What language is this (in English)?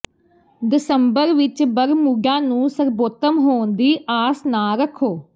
Punjabi